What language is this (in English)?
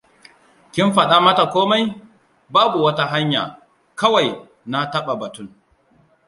Hausa